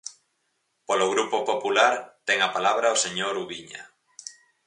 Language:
Galician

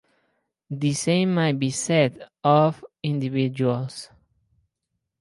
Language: English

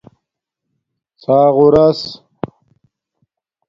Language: Domaaki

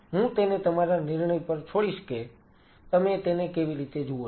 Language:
Gujarati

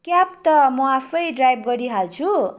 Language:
Nepali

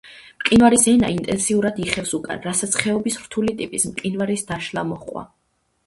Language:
Georgian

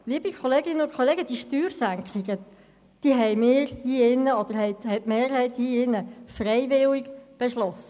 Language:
Swiss German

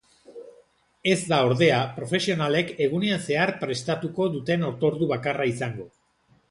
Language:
Basque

